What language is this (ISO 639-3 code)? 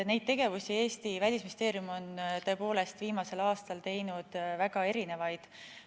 est